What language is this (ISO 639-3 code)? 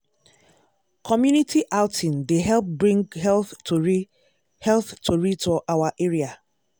pcm